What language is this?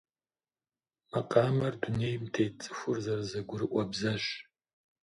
Kabardian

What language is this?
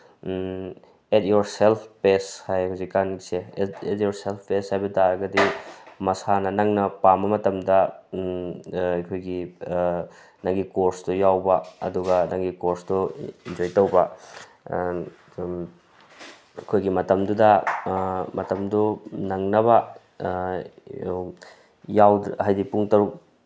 Manipuri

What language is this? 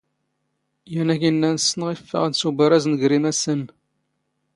Standard Moroccan Tamazight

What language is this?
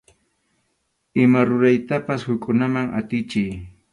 Arequipa-La Unión Quechua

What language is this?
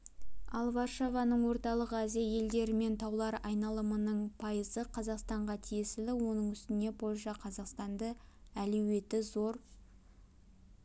Kazakh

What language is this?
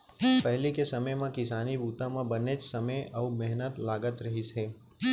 Chhattisgarhi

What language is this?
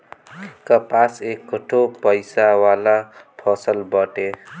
Bhojpuri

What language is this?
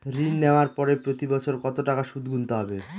Bangla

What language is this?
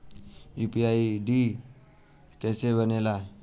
Bhojpuri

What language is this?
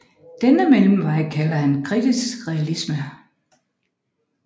Danish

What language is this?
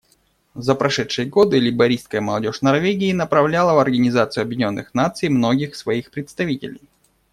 Russian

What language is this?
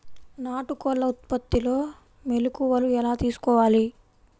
Telugu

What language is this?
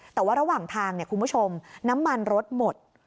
Thai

